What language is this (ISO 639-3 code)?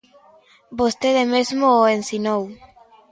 glg